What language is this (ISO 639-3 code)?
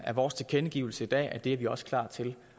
dan